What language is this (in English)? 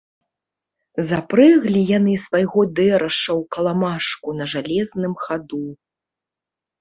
Belarusian